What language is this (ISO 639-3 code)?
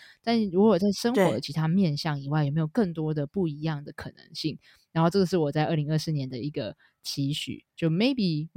zho